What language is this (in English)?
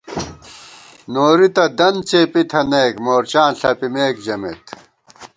Gawar-Bati